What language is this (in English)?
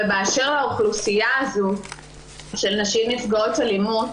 Hebrew